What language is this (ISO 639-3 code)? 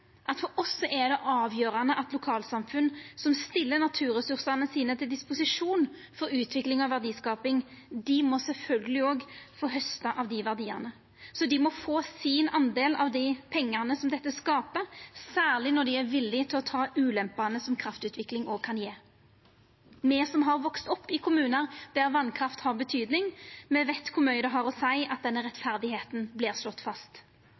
nno